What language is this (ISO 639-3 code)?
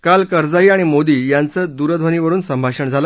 mar